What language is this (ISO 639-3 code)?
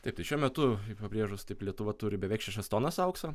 lit